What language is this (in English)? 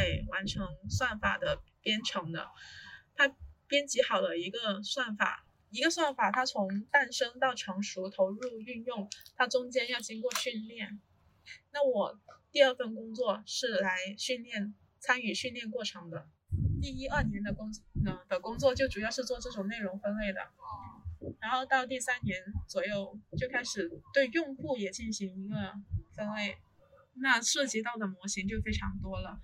Chinese